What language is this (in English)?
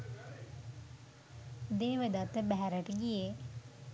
Sinhala